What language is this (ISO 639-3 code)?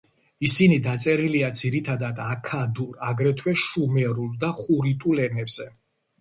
kat